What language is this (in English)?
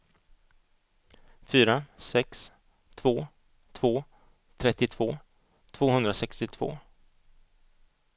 Swedish